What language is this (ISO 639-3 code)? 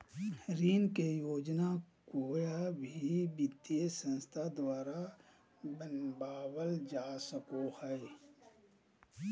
mag